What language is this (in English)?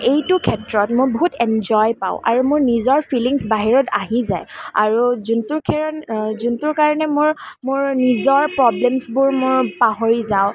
Assamese